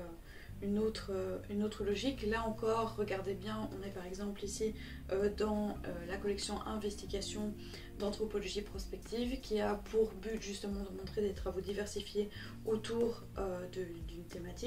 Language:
French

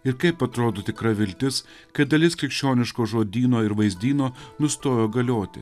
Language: Lithuanian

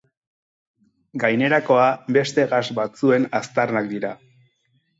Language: Basque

